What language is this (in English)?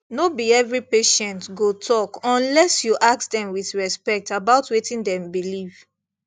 Nigerian Pidgin